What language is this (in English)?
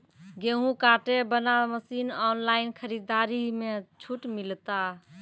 Maithili